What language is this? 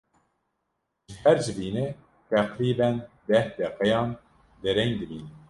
Kurdish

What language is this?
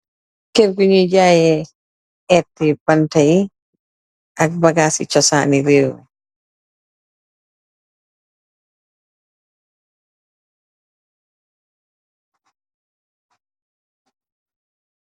Wolof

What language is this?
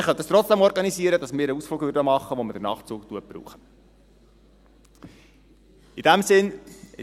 Swiss German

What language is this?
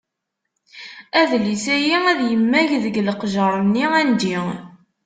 Kabyle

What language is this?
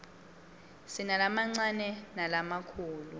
Swati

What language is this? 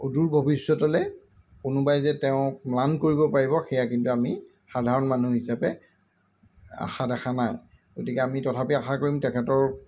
Assamese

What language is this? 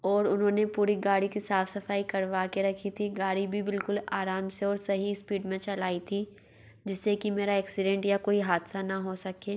Hindi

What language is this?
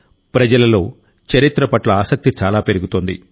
Telugu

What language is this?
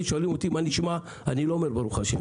Hebrew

